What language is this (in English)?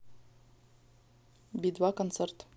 Russian